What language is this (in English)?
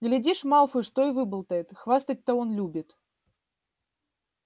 Russian